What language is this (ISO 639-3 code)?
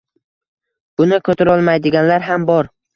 uzb